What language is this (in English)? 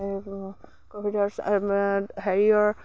Assamese